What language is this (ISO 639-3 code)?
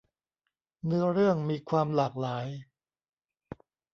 tha